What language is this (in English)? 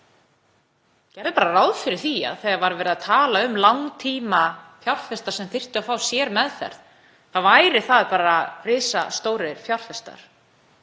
Icelandic